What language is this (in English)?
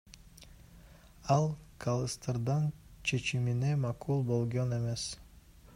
Kyrgyz